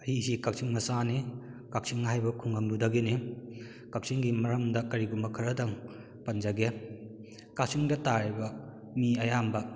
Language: Manipuri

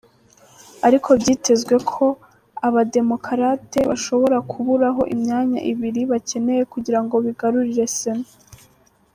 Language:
Kinyarwanda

